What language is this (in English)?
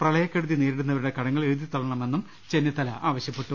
Malayalam